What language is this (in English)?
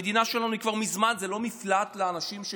Hebrew